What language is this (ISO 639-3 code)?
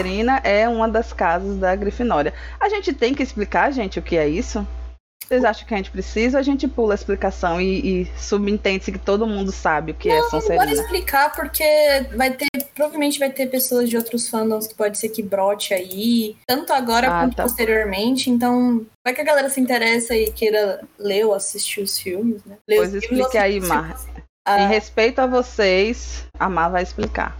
por